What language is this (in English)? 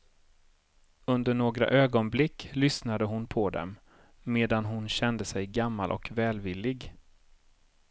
Swedish